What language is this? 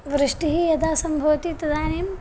Sanskrit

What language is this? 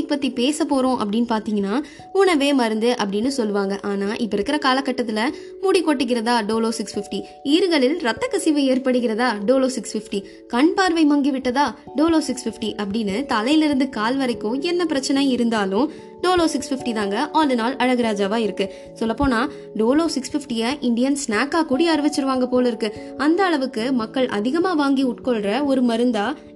Tamil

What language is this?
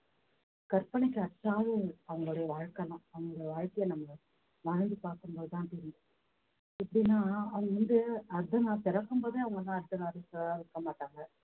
Tamil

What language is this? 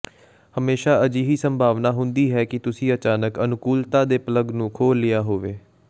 Punjabi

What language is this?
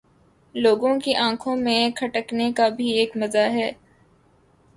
Urdu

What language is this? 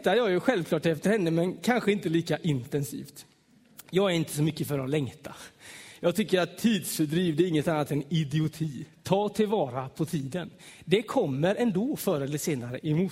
Swedish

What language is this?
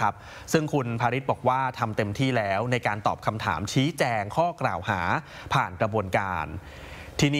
Thai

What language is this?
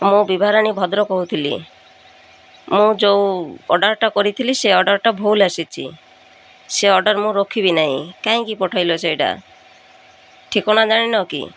Odia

